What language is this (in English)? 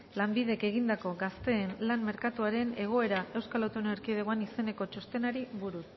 Basque